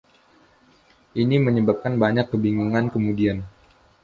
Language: Indonesian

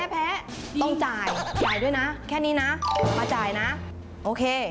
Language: Thai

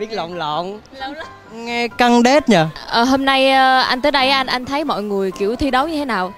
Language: Vietnamese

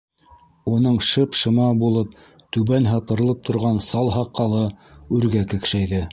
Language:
Bashkir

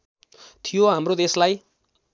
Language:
Nepali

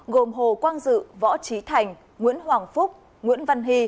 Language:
Vietnamese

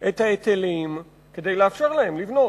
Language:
Hebrew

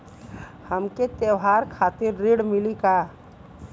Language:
Bhojpuri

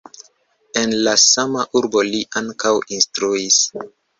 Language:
Esperanto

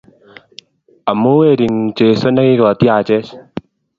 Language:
Kalenjin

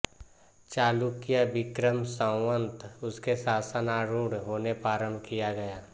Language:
Hindi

